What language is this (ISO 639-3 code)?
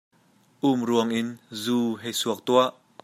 cnh